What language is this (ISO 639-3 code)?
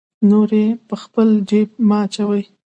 pus